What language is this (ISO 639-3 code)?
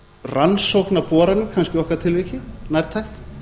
isl